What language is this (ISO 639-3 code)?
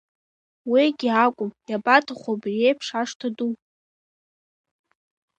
abk